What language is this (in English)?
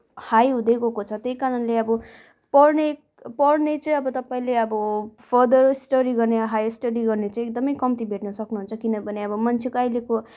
Nepali